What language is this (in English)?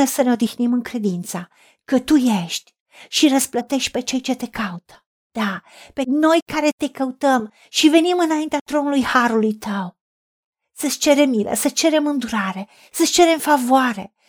Romanian